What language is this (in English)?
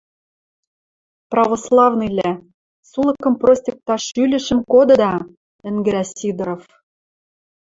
Western Mari